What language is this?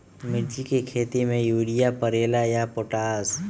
Magahi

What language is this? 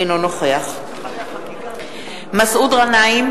Hebrew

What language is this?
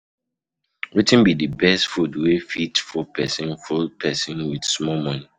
Nigerian Pidgin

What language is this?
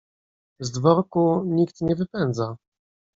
Polish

